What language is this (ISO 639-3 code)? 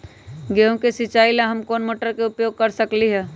mag